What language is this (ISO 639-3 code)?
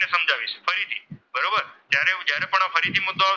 guj